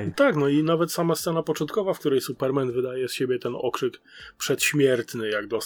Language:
Polish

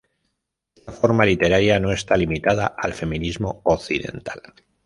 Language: Spanish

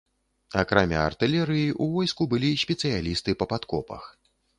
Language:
Belarusian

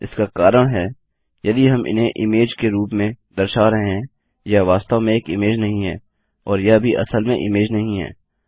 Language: Hindi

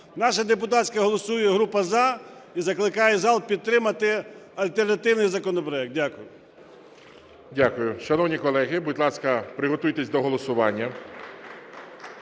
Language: Ukrainian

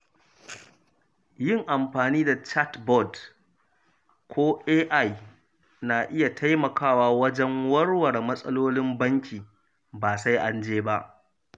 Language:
Hausa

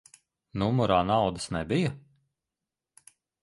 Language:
Latvian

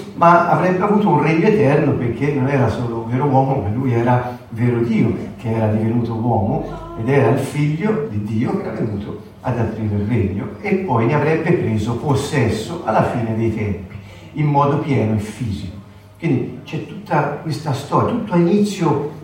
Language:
Italian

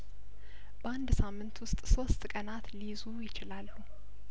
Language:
Amharic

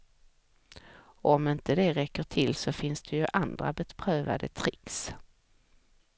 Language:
Swedish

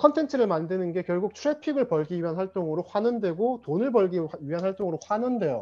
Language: Korean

